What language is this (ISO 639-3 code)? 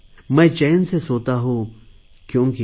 mar